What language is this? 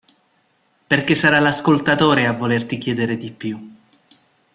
Italian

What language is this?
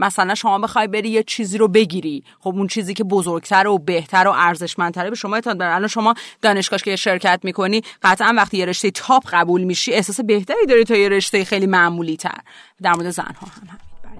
Persian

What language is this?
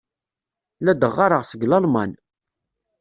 Kabyle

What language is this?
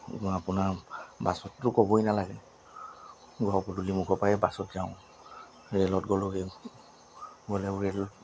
Assamese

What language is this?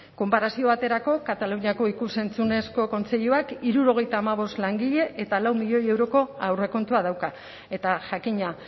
Basque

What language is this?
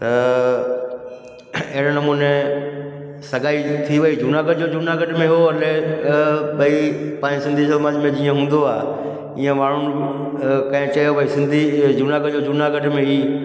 Sindhi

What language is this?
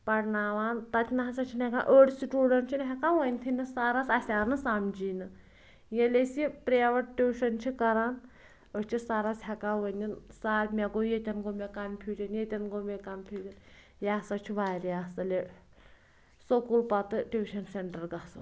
Kashmiri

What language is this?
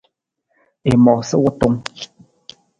Nawdm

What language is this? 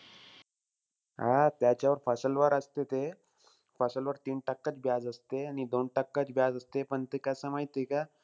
Marathi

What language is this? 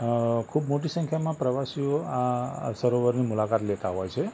Gujarati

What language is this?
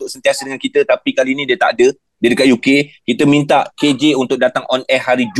Malay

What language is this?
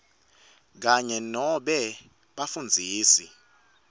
Swati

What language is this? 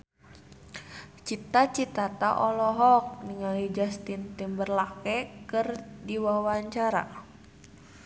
Sundanese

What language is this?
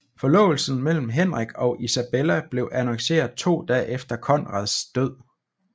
Danish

